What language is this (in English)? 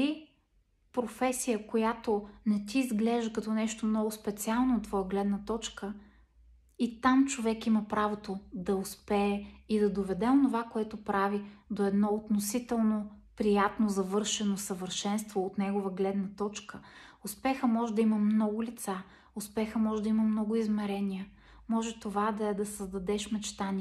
Bulgarian